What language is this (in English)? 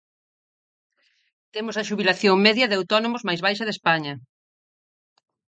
Galician